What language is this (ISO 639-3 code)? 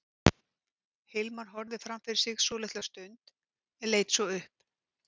isl